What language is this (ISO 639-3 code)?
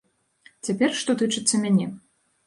bel